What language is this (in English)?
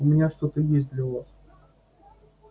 Russian